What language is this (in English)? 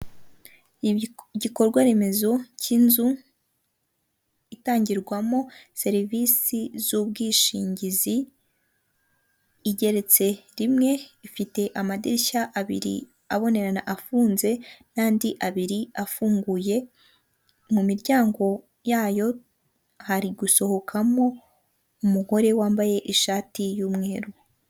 Kinyarwanda